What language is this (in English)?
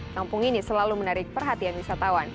Indonesian